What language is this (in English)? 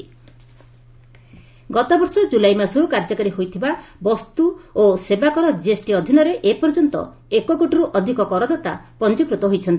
Odia